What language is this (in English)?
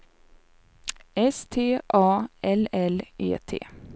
Swedish